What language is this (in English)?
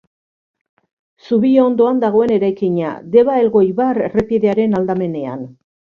Basque